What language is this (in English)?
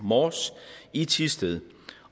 Danish